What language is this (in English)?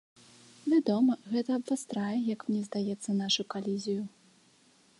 Belarusian